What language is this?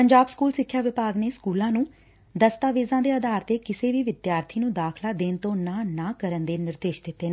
Punjabi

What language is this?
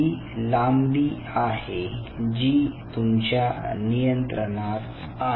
Marathi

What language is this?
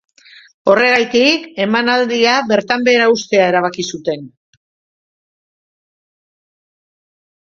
Basque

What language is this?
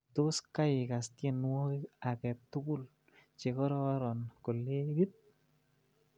Kalenjin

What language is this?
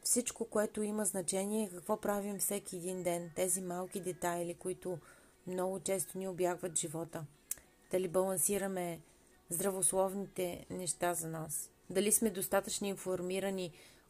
Bulgarian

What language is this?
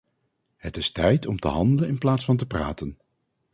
Dutch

